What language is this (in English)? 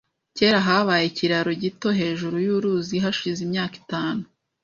Kinyarwanda